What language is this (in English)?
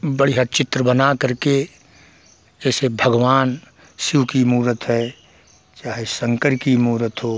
Hindi